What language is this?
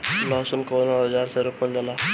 Bhojpuri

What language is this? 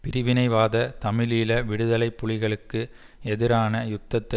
Tamil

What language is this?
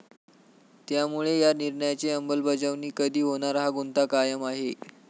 Marathi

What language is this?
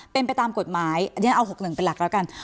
Thai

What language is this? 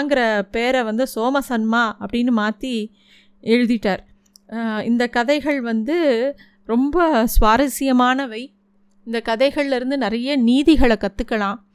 Tamil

